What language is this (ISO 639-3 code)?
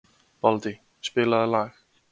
isl